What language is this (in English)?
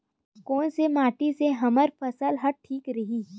Chhattisgarhi